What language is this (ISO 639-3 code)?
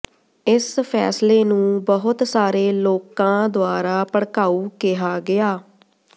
pan